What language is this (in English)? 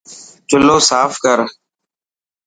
Dhatki